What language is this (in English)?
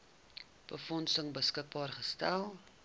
Afrikaans